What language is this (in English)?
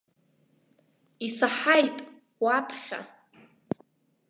Abkhazian